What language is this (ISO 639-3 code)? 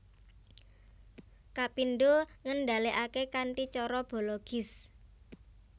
jav